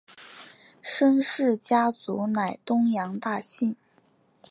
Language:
Chinese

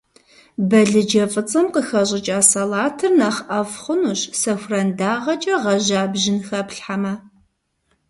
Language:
Kabardian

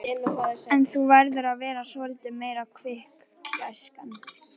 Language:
Icelandic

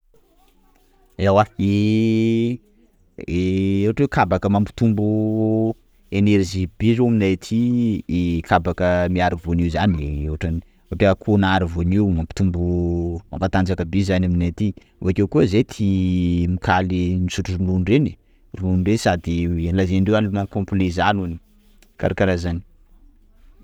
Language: Sakalava Malagasy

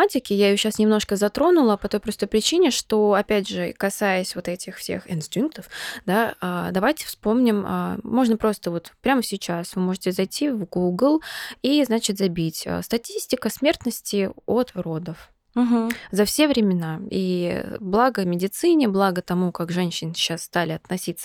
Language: Russian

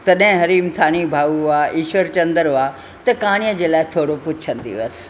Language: Sindhi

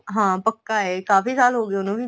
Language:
Punjabi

